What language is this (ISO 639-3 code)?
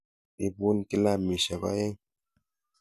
kln